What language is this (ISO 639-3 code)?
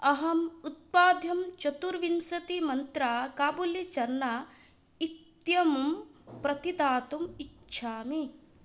san